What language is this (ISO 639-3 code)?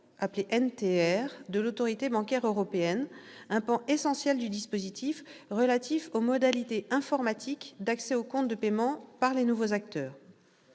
fra